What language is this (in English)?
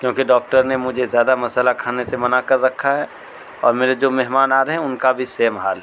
Urdu